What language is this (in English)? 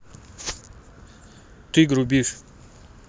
Russian